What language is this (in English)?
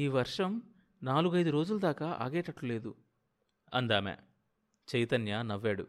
Telugu